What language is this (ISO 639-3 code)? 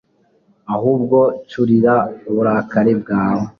kin